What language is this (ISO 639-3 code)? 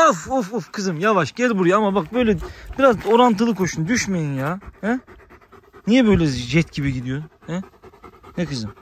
tur